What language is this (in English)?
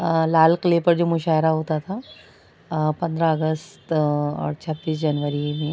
Urdu